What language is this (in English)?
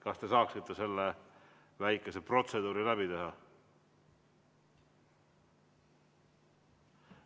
Estonian